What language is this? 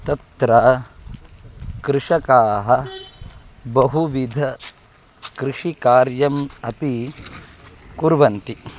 Sanskrit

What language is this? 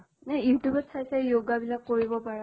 Assamese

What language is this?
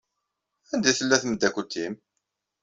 Kabyle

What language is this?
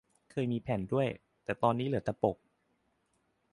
Thai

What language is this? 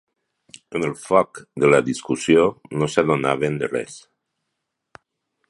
Catalan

